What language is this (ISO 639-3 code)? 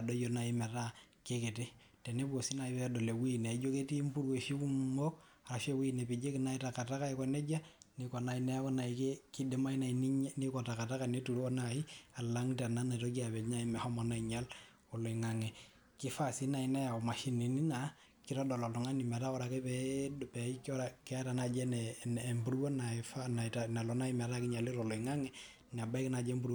mas